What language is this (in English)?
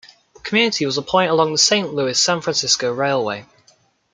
English